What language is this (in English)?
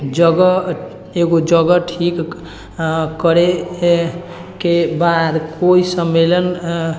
Maithili